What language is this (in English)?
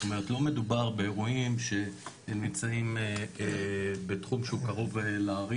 Hebrew